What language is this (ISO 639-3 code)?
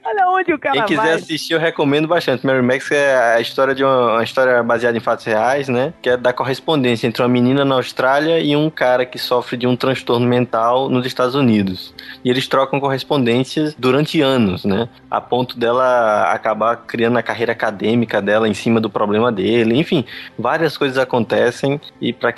por